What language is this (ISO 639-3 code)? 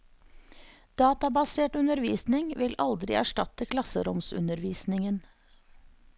nor